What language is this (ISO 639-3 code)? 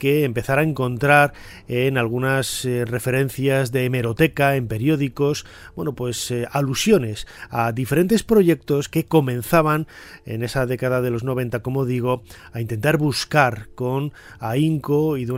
spa